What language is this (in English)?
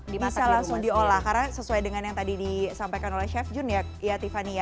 Indonesian